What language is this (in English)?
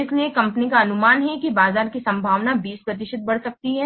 Hindi